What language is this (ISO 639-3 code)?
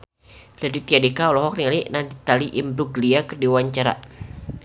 sun